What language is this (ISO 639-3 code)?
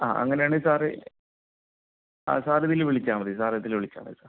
mal